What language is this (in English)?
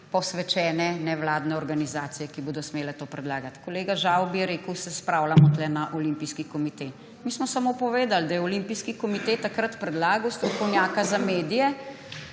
Slovenian